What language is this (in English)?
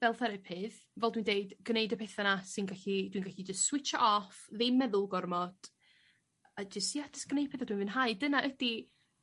Welsh